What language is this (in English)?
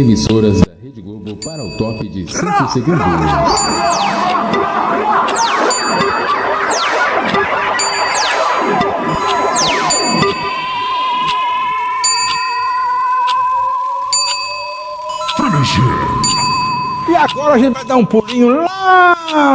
Portuguese